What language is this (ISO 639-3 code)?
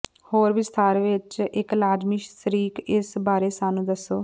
pan